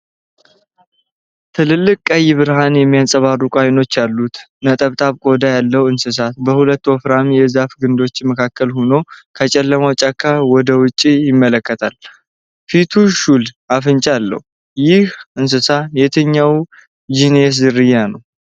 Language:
Amharic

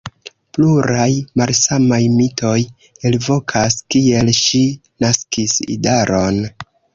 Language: Esperanto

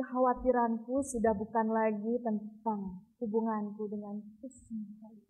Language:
Indonesian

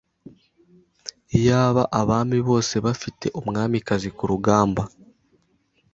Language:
Kinyarwanda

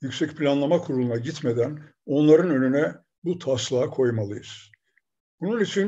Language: Turkish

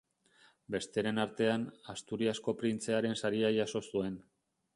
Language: Basque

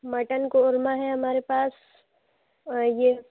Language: Urdu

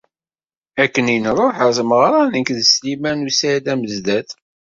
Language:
Kabyle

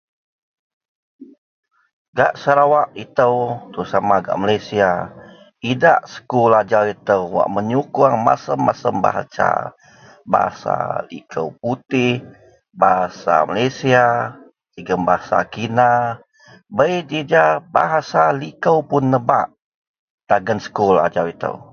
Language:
Central Melanau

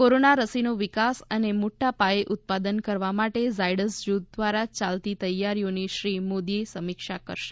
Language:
Gujarati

